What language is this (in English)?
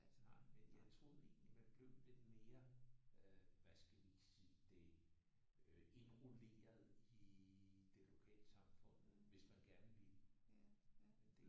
Danish